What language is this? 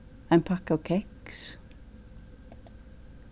Faroese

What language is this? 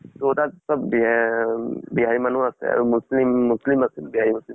Assamese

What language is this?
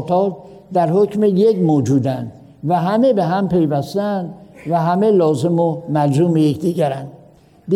Persian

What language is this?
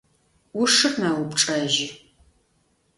Adyghe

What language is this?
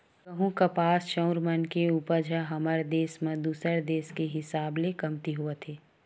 Chhattisgarhi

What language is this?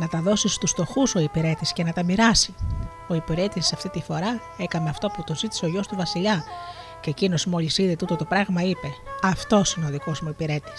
Greek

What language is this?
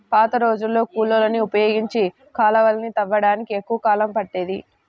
Telugu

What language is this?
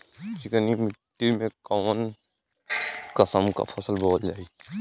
Bhojpuri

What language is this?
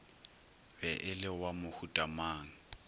Northern Sotho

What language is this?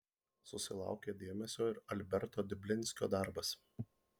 Lithuanian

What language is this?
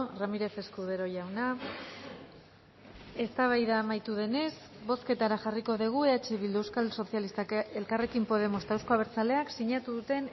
Basque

